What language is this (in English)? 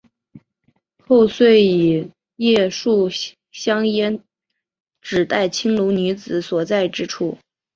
Chinese